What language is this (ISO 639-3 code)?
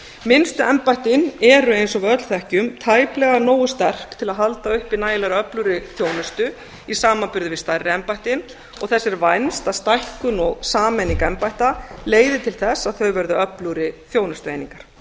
isl